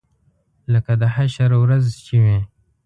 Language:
Pashto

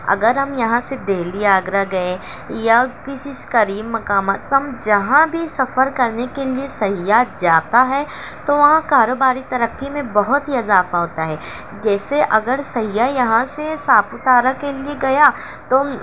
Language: Urdu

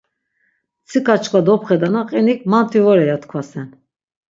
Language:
Laz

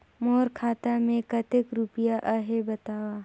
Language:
Chhattisgarhi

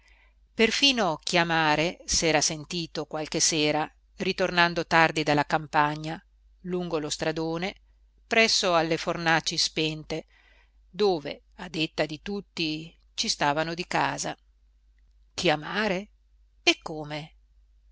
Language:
Italian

